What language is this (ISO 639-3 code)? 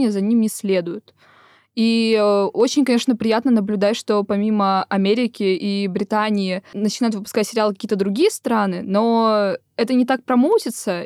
rus